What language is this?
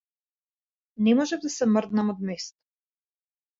Macedonian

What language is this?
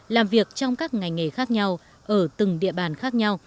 Vietnamese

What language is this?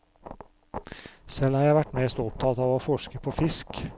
Norwegian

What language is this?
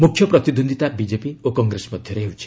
Odia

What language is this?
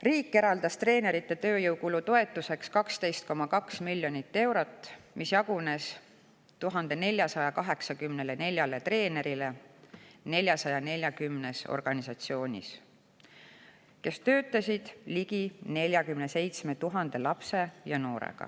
Estonian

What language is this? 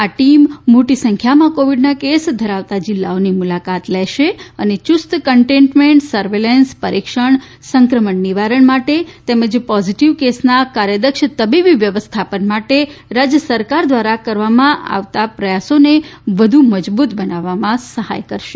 Gujarati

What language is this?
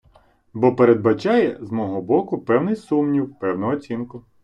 Ukrainian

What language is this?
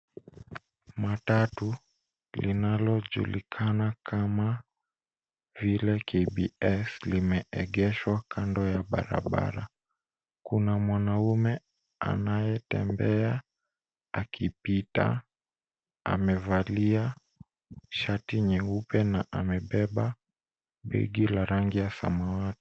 Swahili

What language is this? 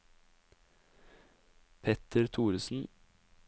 Norwegian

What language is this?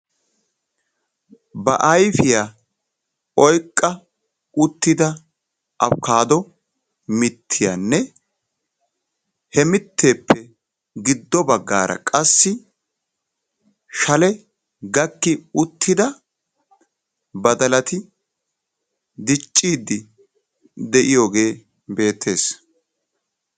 Wolaytta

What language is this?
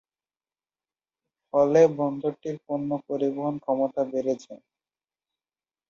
Bangla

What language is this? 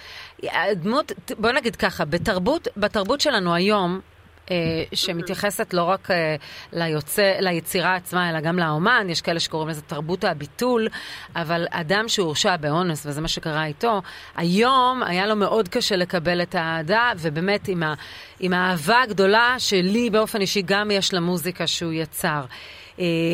Hebrew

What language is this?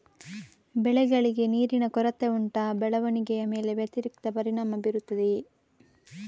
Kannada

